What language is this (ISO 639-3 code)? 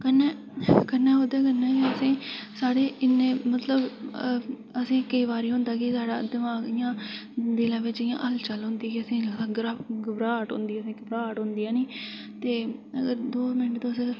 doi